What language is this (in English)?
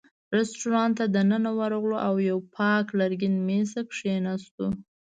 Pashto